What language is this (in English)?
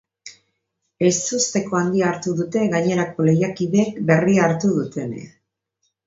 Basque